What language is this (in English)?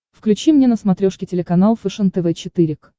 Russian